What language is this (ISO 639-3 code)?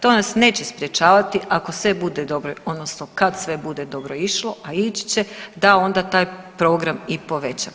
hrv